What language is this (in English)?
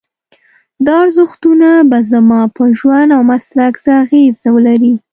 Pashto